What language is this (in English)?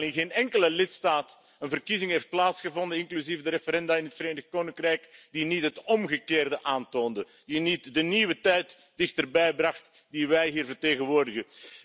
Dutch